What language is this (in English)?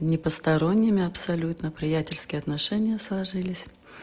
Russian